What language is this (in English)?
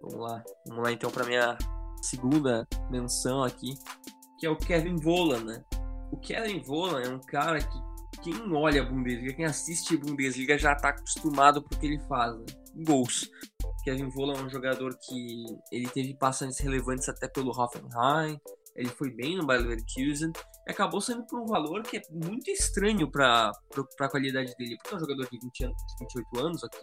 Portuguese